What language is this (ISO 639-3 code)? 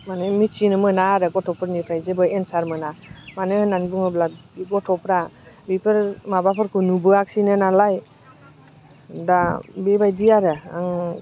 brx